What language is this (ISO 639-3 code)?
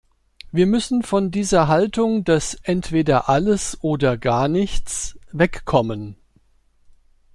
deu